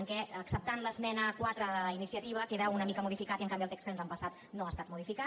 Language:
Catalan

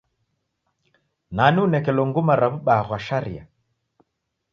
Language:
Taita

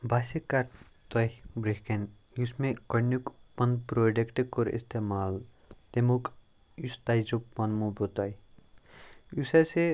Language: Kashmiri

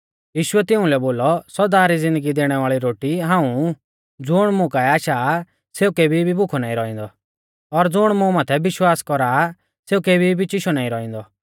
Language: Mahasu Pahari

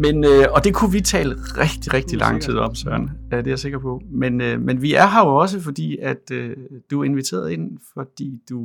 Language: Danish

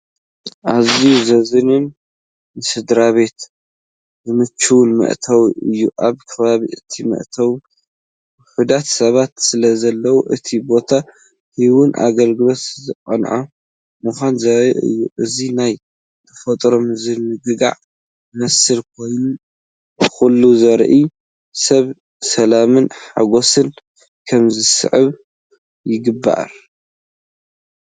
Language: Tigrinya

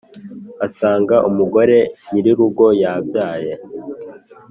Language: Kinyarwanda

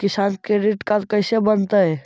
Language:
Magahi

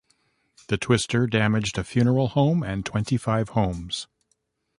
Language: English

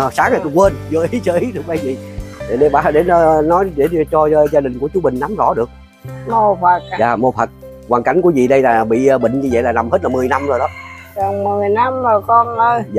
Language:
Vietnamese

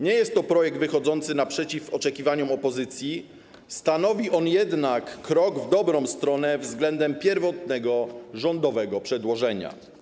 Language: Polish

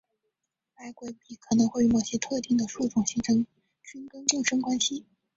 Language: Chinese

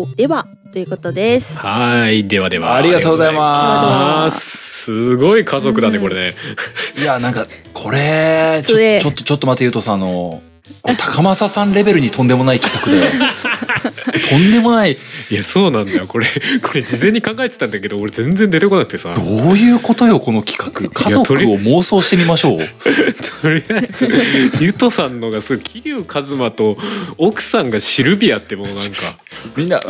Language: Japanese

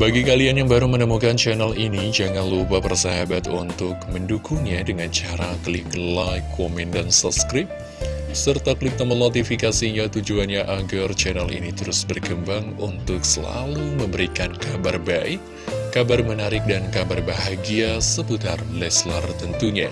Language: Indonesian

